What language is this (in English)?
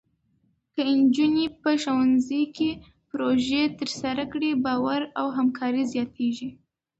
Pashto